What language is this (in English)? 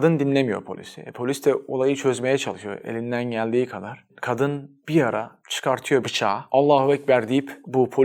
Turkish